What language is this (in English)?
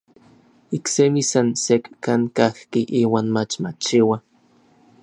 Orizaba Nahuatl